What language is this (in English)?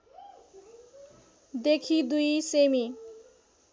Nepali